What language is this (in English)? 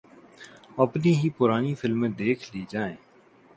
Urdu